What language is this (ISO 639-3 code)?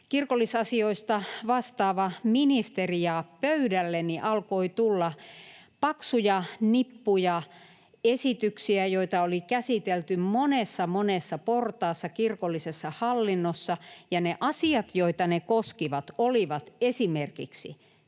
fin